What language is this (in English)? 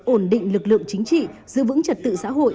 Vietnamese